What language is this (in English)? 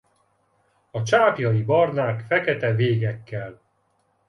Hungarian